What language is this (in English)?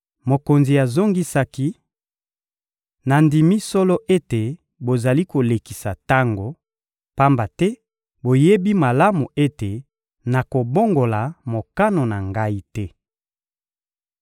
Lingala